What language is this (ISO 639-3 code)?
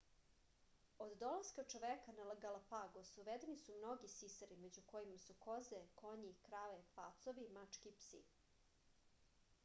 srp